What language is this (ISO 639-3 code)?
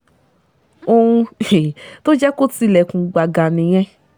yor